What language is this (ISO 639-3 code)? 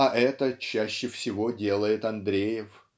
rus